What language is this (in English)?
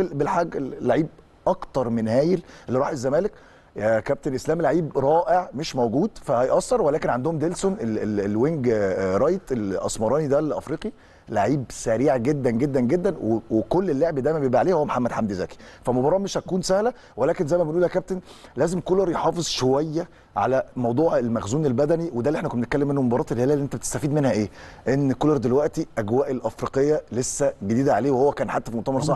Arabic